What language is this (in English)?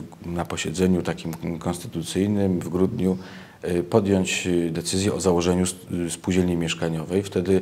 Polish